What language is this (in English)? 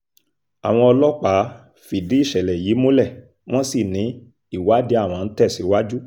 Yoruba